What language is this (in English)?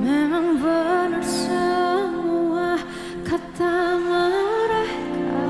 Indonesian